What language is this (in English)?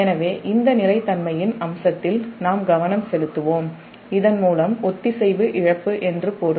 Tamil